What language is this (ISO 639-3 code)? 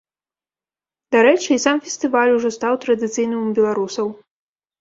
bel